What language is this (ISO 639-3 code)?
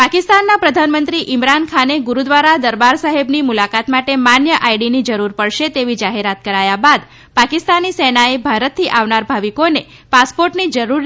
guj